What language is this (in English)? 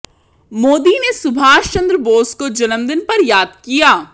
Hindi